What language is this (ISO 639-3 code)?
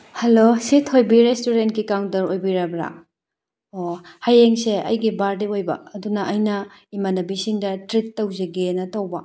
mni